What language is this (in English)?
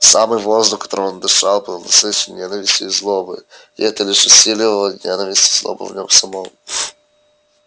Russian